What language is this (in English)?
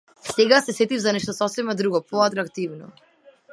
Macedonian